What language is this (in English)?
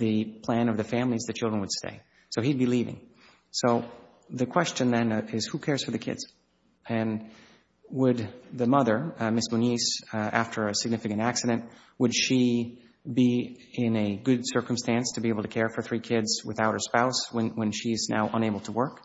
English